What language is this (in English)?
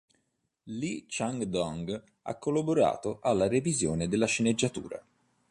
Italian